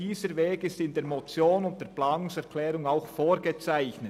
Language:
Swiss German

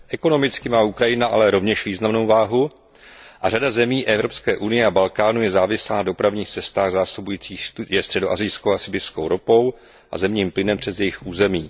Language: Czech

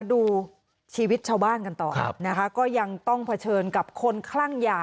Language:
Thai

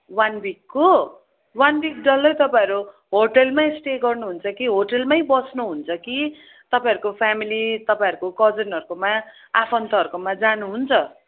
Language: Nepali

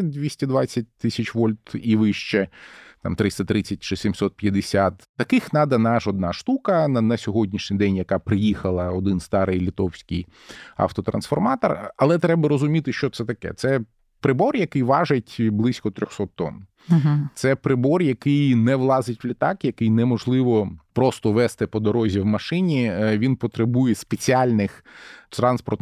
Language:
Ukrainian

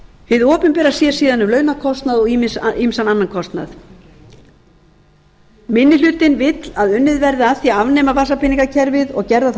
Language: Icelandic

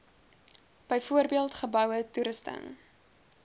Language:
Afrikaans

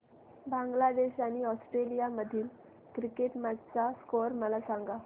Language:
Marathi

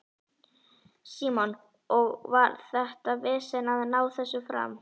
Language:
Icelandic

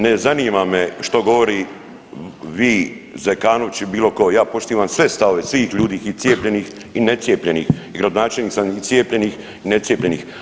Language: Croatian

